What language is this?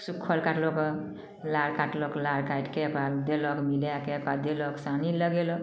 Maithili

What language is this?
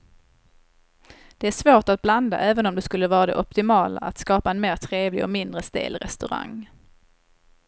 Swedish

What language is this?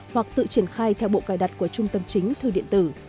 Vietnamese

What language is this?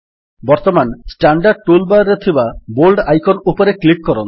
Odia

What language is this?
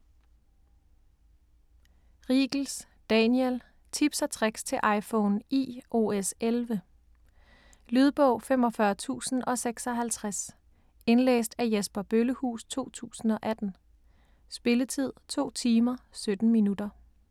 Danish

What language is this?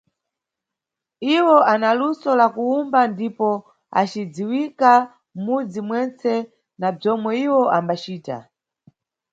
Nyungwe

